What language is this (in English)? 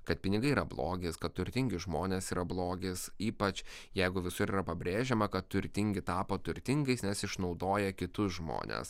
Lithuanian